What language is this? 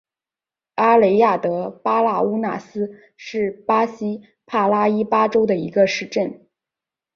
Chinese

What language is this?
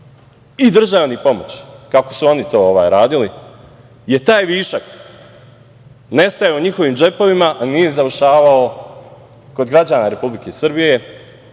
Serbian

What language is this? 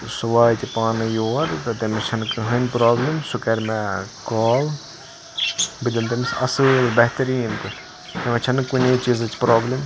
Kashmiri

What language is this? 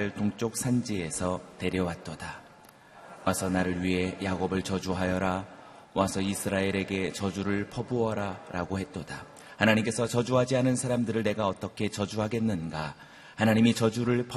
Korean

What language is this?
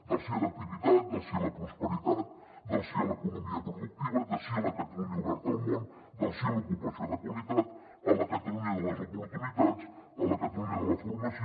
Catalan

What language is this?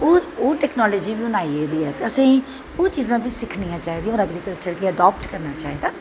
Dogri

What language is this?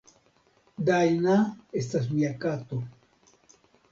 Esperanto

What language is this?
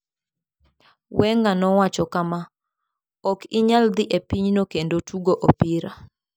Luo (Kenya and Tanzania)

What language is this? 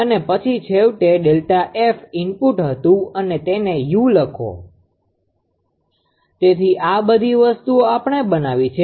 Gujarati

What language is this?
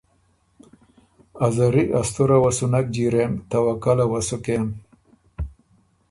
Ormuri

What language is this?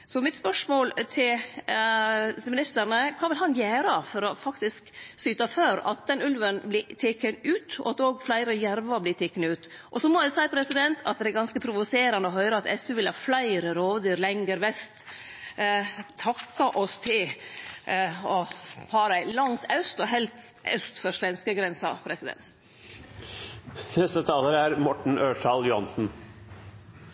Norwegian Nynorsk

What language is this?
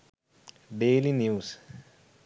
Sinhala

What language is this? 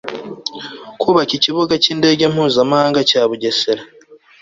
Kinyarwanda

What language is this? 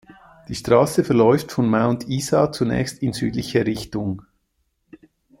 German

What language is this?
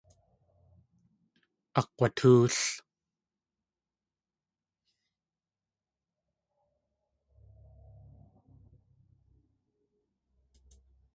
Tlingit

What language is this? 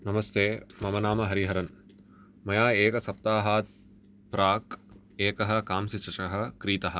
Sanskrit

